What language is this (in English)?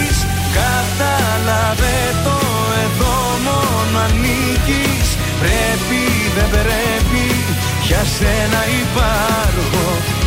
Greek